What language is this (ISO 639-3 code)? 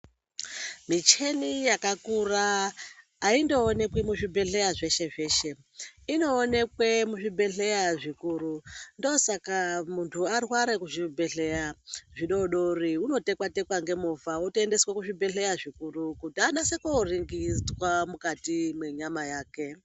ndc